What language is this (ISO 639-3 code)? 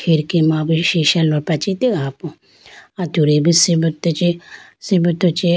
clk